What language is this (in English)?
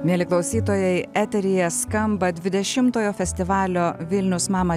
Lithuanian